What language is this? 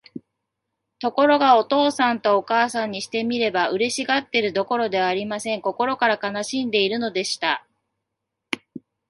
Japanese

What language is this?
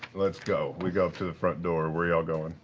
English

